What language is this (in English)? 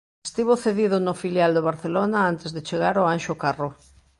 Galician